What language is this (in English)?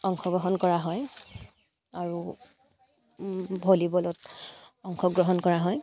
Assamese